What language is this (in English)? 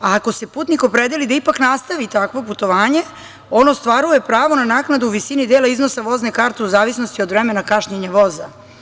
Serbian